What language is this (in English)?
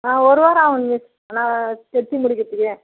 Tamil